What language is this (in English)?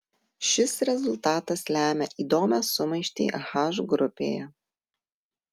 Lithuanian